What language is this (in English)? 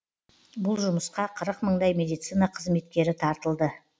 Kazakh